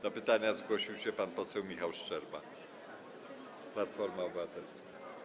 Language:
Polish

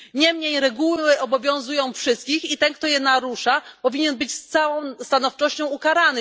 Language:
Polish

